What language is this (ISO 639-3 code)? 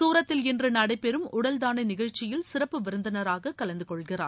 tam